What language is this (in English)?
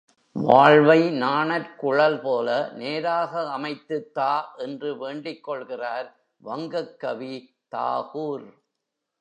Tamil